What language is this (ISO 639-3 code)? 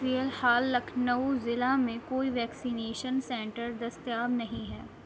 urd